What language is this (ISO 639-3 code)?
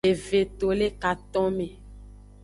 ajg